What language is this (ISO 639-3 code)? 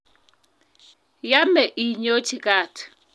kln